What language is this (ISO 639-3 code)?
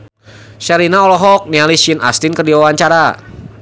sun